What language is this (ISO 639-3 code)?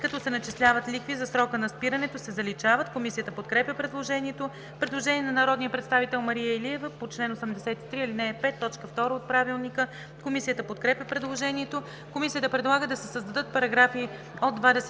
bul